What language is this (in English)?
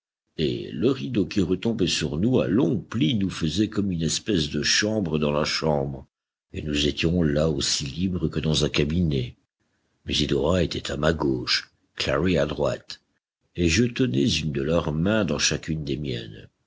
French